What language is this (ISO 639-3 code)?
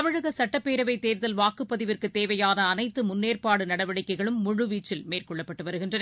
tam